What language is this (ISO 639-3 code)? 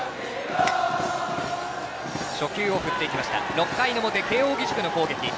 jpn